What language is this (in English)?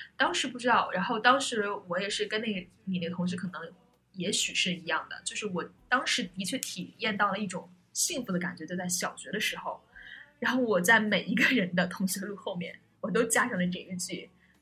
Chinese